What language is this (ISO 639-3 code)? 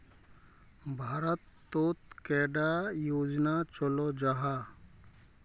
mag